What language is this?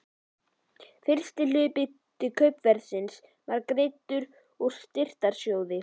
Icelandic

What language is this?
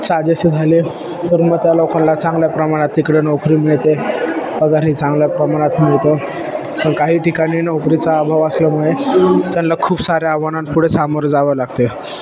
Marathi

